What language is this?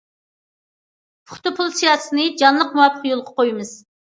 Uyghur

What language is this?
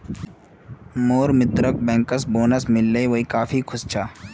Magahi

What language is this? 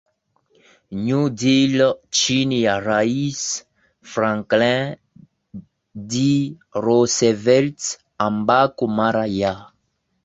Swahili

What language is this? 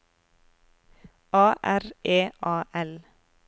Norwegian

